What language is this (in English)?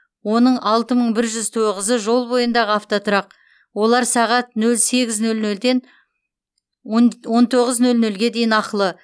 Kazakh